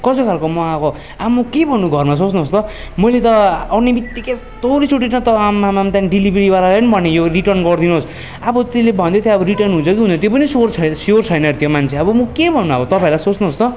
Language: Nepali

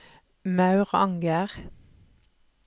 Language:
Norwegian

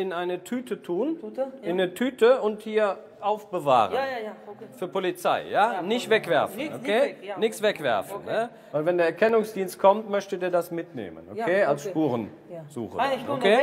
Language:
German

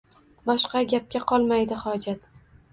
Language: Uzbek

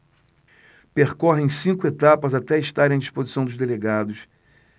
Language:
Portuguese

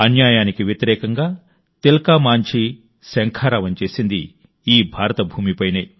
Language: Telugu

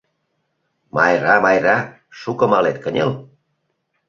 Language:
Mari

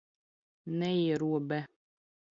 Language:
Latvian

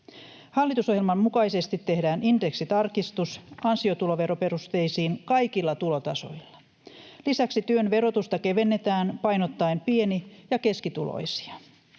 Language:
Finnish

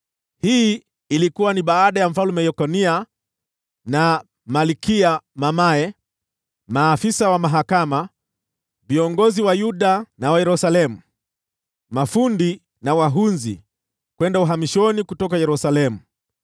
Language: Swahili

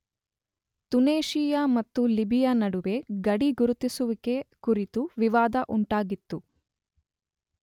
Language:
Kannada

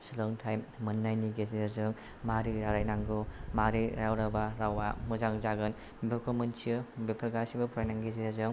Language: Bodo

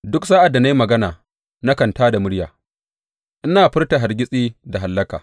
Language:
Hausa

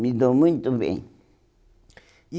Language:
Portuguese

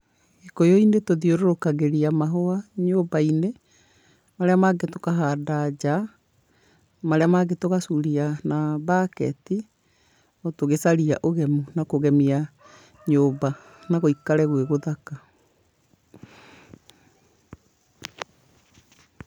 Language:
Kikuyu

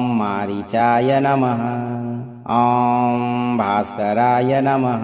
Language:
Kannada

